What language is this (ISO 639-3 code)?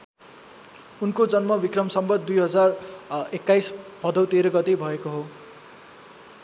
nep